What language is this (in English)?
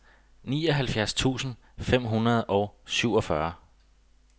Danish